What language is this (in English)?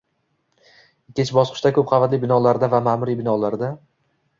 Uzbek